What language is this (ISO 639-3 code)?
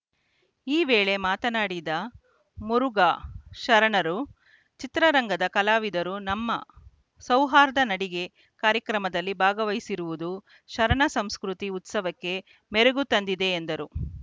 kan